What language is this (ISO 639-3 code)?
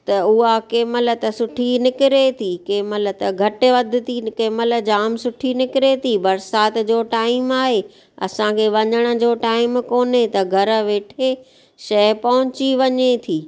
snd